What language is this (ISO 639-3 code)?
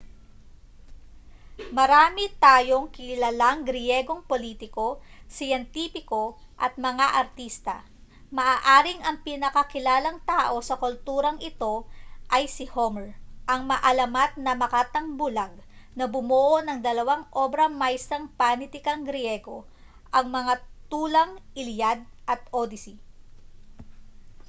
fil